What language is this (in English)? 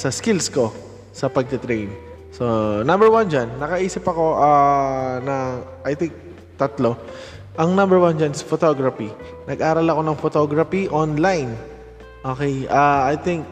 Filipino